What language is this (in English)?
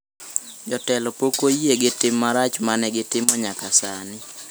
Luo (Kenya and Tanzania)